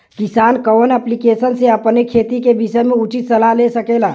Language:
Bhojpuri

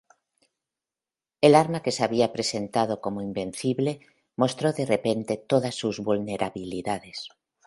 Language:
Spanish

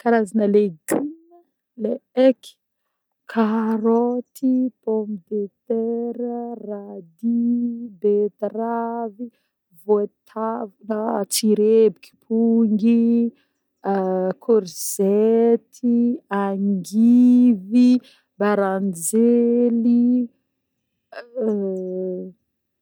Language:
Northern Betsimisaraka Malagasy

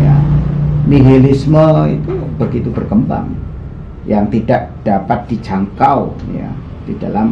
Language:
Indonesian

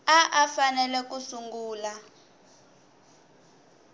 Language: Tsonga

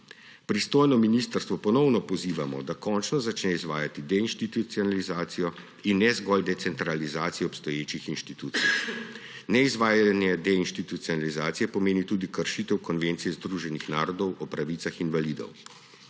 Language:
Slovenian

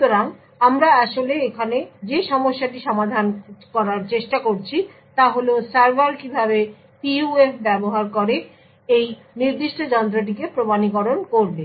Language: Bangla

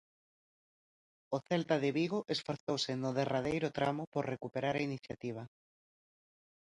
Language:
Galician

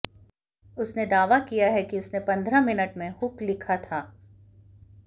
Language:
Hindi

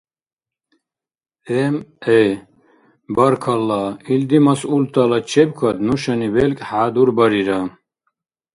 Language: Dargwa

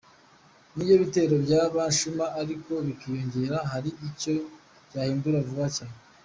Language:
Kinyarwanda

